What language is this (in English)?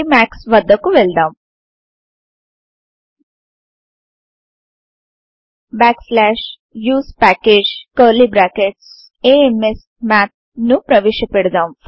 Telugu